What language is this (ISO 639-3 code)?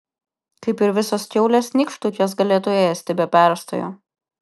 lit